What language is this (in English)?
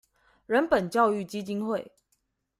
Chinese